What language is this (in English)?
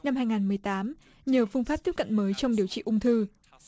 Vietnamese